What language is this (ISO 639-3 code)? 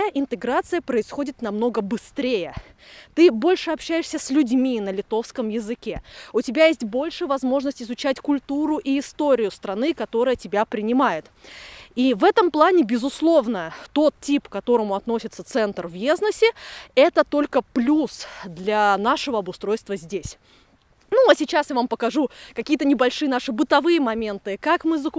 rus